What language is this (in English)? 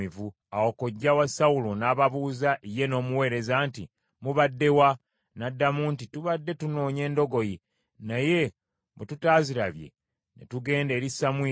Ganda